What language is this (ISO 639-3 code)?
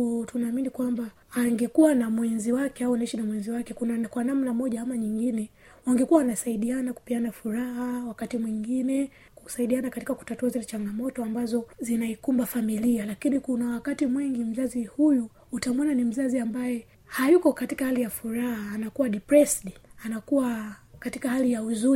swa